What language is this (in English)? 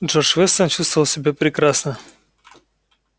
Russian